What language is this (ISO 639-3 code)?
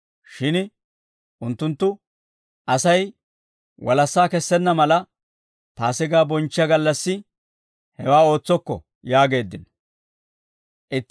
dwr